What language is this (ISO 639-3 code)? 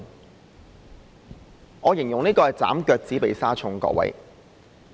yue